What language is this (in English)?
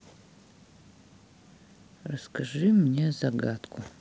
Russian